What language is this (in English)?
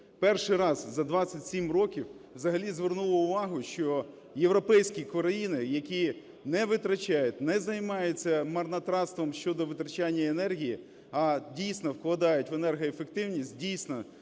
Ukrainian